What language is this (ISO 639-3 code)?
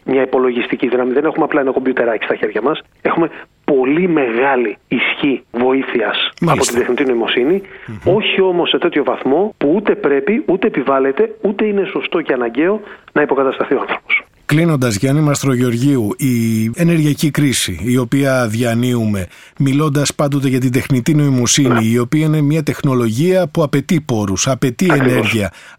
ell